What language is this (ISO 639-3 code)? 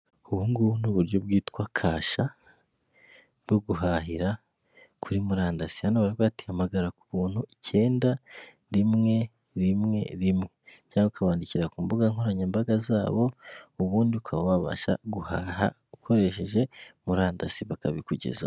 kin